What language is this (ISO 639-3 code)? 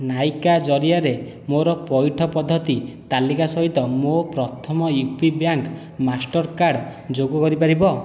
ori